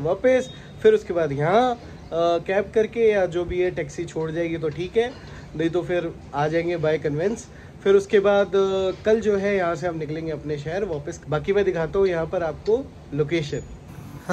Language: Hindi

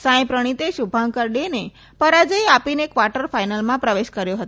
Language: Gujarati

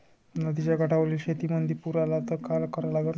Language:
Marathi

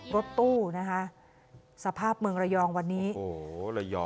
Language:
Thai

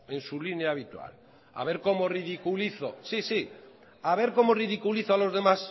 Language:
Spanish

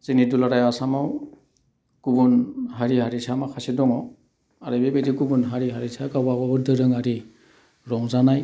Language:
Bodo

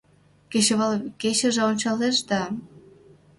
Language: Mari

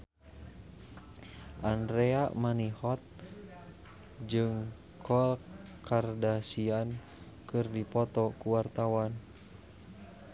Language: Sundanese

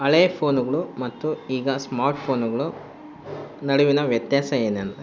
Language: Kannada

